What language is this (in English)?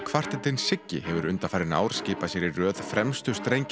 Icelandic